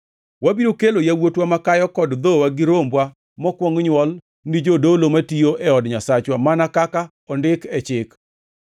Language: Luo (Kenya and Tanzania)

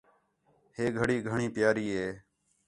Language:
Khetrani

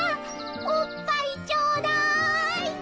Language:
Japanese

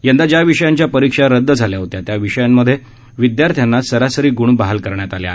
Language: Marathi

